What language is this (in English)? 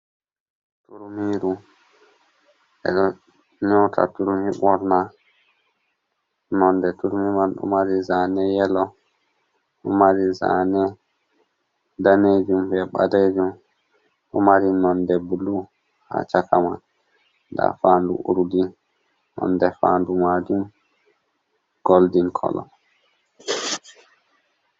Fula